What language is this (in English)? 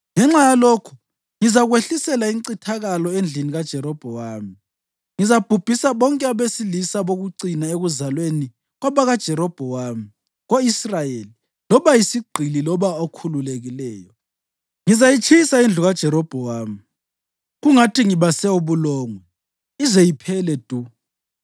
North Ndebele